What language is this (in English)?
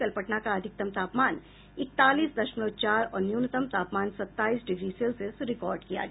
Hindi